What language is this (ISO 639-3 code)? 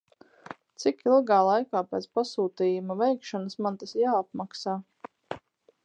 lav